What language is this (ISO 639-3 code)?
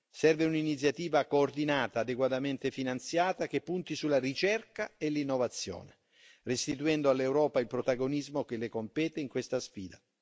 ita